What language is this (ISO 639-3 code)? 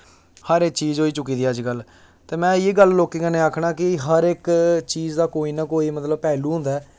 doi